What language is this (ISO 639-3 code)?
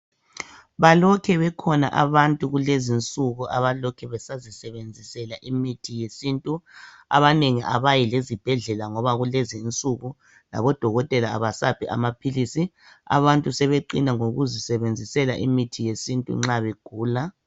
nde